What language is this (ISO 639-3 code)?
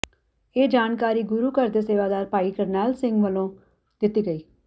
pan